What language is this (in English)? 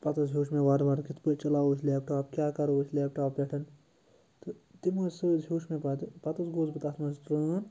Kashmiri